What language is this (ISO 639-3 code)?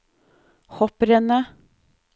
nor